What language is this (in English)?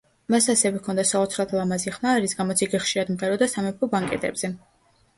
Georgian